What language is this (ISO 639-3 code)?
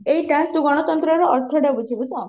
ori